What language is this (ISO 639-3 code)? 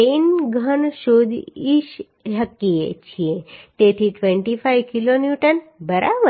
guj